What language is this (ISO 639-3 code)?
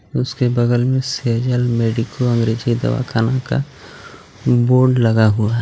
hin